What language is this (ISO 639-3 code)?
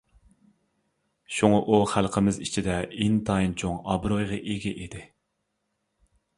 uig